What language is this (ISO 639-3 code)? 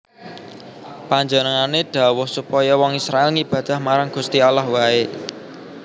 jav